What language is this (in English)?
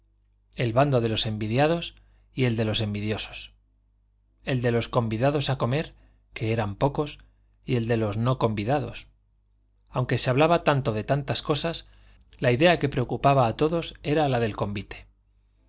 Spanish